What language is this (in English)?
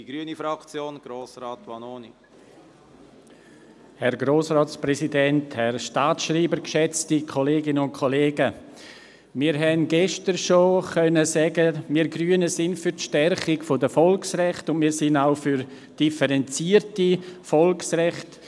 Swiss German